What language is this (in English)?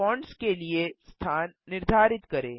Hindi